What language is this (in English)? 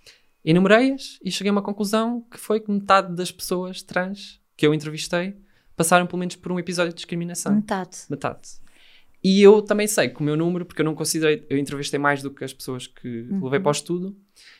Portuguese